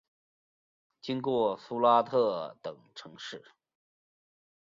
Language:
Chinese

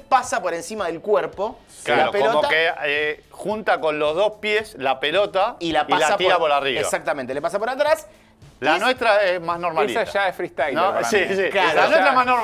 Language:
Spanish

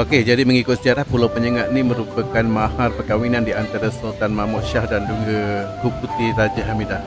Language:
Malay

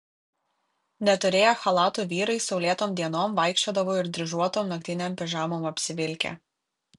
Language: Lithuanian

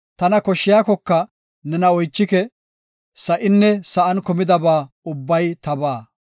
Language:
Gofa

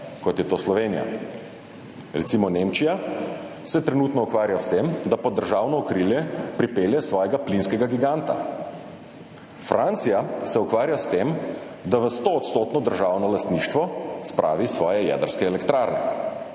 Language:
Slovenian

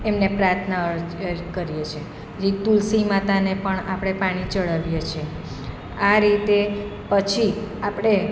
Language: Gujarati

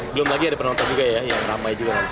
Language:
Indonesian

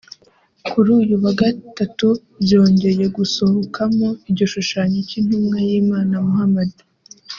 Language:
Kinyarwanda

